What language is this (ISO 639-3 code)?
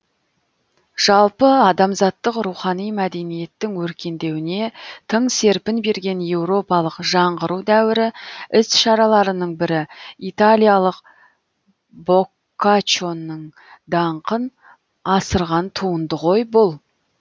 kaz